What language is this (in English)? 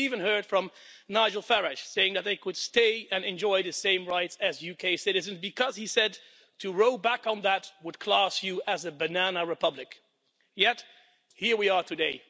English